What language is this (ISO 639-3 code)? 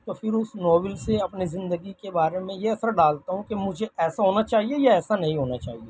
urd